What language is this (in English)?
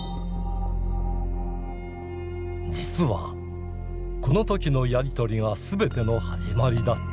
Japanese